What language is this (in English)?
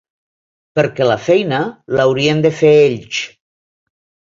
Catalan